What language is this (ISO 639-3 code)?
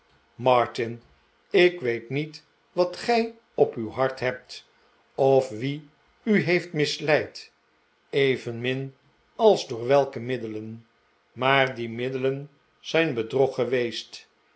nld